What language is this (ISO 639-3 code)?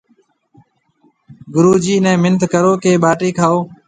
mve